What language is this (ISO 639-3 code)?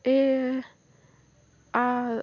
nep